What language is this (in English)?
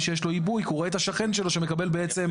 Hebrew